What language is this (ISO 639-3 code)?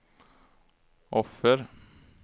swe